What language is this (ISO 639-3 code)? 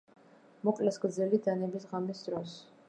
kat